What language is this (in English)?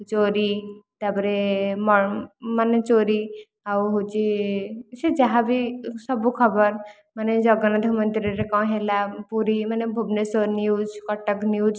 Odia